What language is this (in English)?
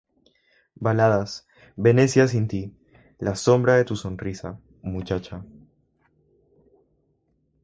Spanish